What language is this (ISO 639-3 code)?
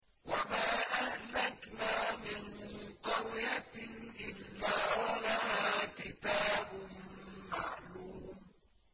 ara